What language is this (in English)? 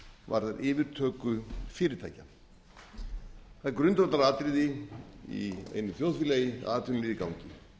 Icelandic